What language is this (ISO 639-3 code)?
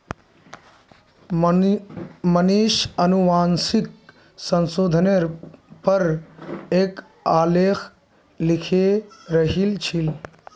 mag